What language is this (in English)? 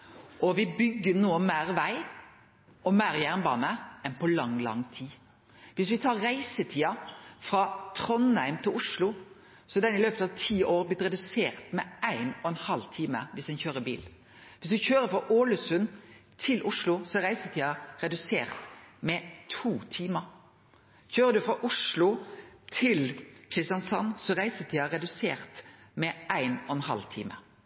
Norwegian Nynorsk